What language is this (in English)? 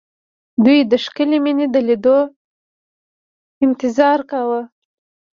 Pashto